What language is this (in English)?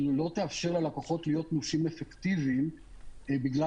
Hebrew